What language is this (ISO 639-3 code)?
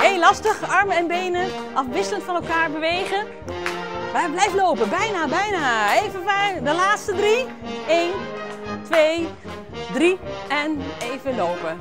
nld